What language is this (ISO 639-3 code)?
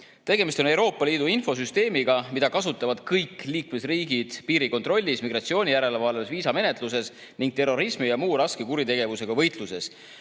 est